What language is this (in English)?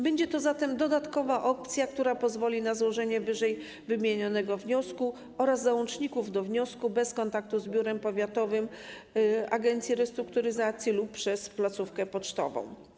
Polish